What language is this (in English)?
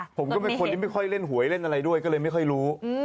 Thai